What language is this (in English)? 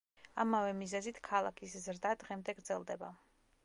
Georgian